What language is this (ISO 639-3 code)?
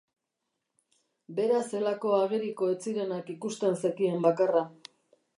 eus